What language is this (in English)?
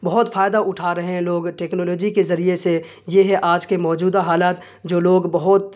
Urdu